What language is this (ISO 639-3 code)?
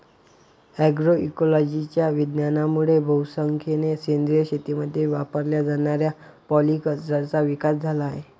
mar